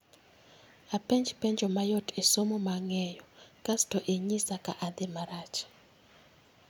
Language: Luo (Kenya and Tanzania)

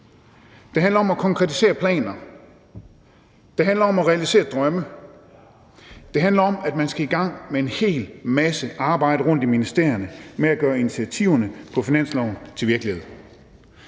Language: Danish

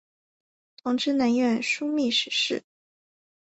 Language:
Chinese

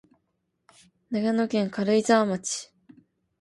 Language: Japanese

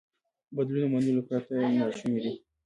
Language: Pashto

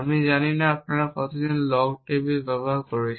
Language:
Bangla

